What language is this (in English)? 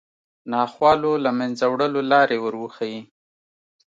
Pashto